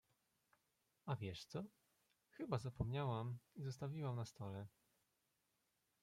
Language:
Polish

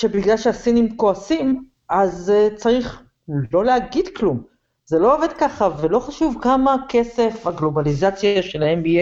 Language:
Hebrew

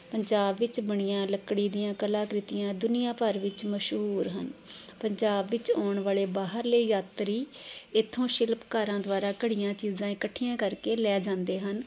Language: Punjabi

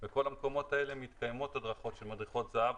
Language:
Hebrew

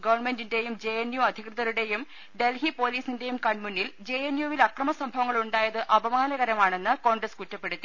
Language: Malayalam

